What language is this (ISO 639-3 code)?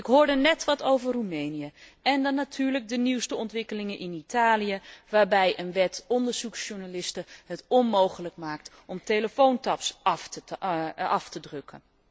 nld